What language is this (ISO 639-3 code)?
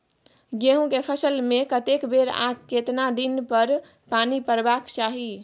mai